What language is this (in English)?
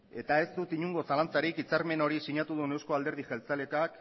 Basque